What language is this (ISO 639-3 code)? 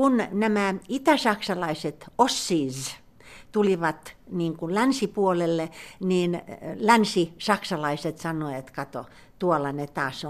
fin